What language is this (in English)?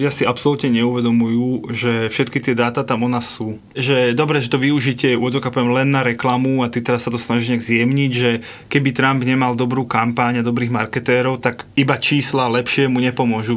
Slovak